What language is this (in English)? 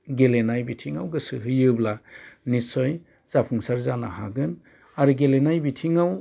Bodo